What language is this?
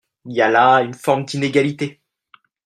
French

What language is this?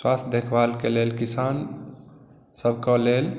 Maithili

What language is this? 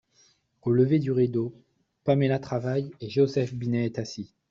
French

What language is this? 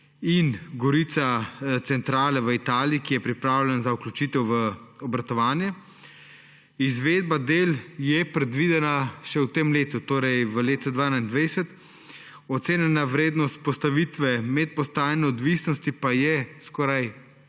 Slovenian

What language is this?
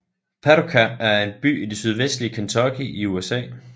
Danish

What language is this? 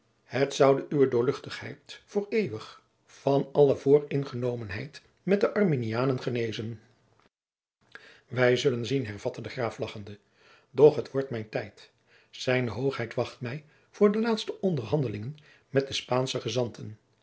Dutch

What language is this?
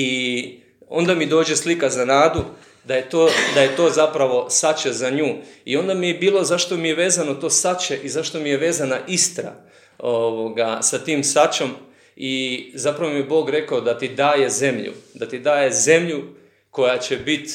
Croatian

